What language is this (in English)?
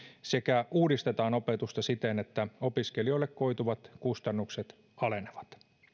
Finnish